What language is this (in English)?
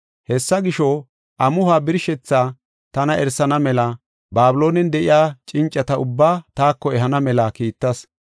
Gofa